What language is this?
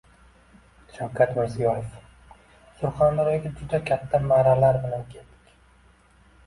Uzbek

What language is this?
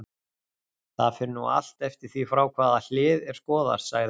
Icelandic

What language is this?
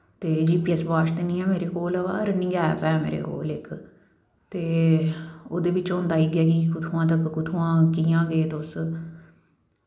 Dogri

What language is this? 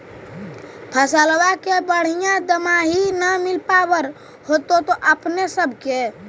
Magahi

